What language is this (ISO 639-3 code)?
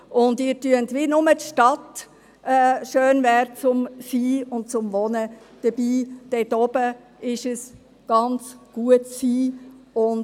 gsw